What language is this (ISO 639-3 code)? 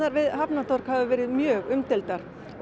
isl